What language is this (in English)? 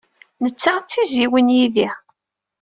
Kabyle